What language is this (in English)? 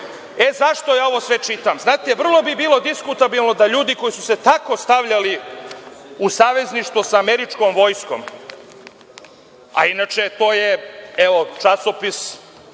Serbian